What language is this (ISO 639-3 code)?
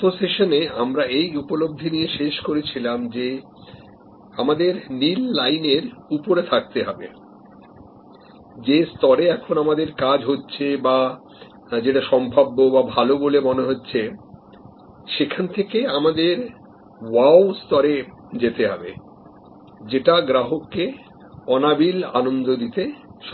ben